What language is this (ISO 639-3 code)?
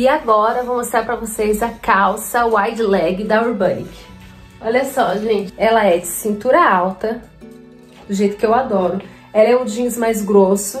por